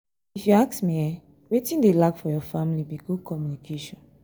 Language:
Nigerian Pidgin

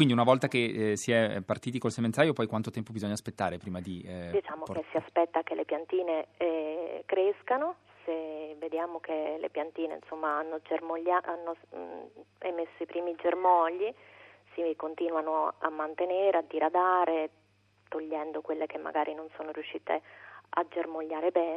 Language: Italian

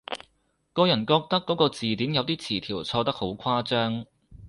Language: Cantonese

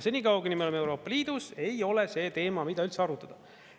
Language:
Estonian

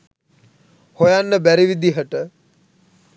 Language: Sinhala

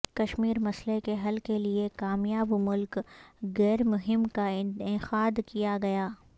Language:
Urdu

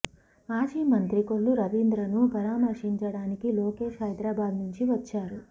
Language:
Telugu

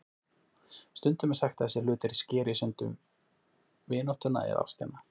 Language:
Icelandic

